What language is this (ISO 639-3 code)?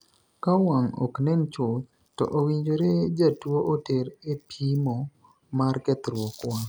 luo